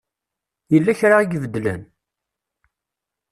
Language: Kabyle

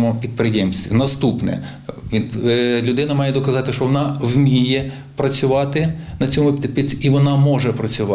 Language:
Ukrainian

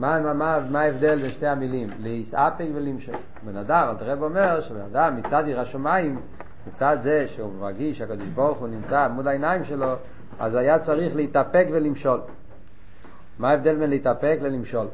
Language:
Hebrew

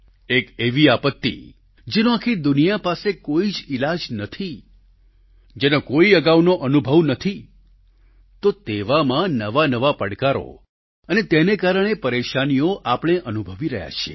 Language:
Gujarati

